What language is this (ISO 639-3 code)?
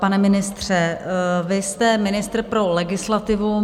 ces